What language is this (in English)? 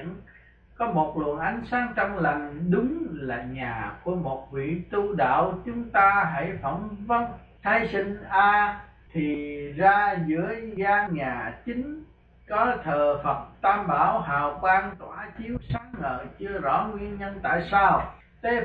Vietnamese